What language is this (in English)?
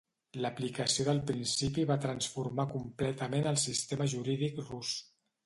Catalan